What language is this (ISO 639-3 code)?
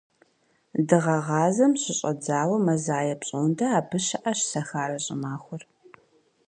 kbd